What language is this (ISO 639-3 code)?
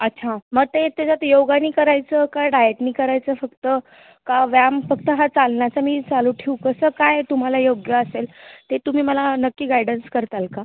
mar